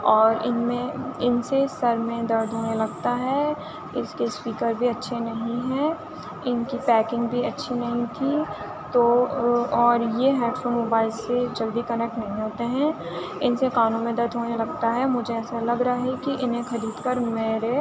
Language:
Urdu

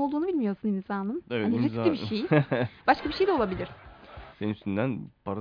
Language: Turkish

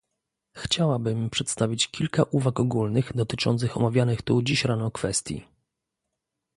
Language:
Polish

